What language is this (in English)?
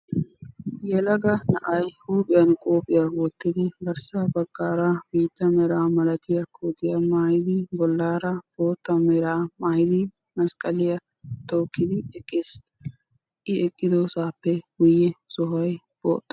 Wolaytta